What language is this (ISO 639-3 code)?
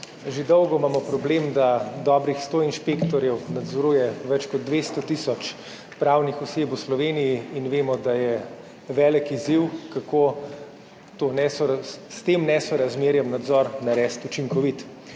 slv